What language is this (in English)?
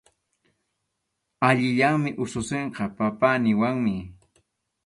Arequipa-La Unión Quechua